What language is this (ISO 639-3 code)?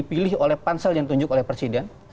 ind